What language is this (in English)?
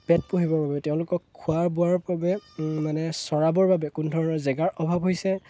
Assamese